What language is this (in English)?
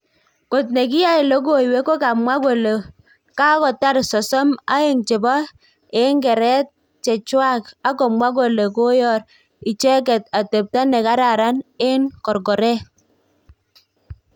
Kalenjin